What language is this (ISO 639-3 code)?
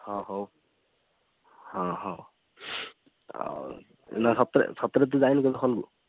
ori